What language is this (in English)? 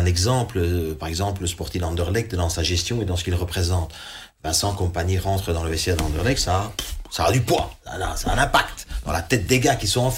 French